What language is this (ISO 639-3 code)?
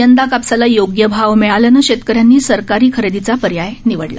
mar